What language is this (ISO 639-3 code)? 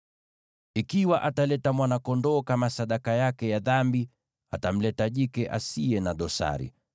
swa